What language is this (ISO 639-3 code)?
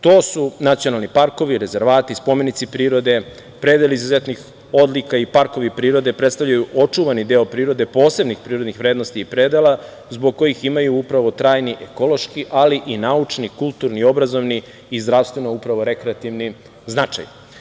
srp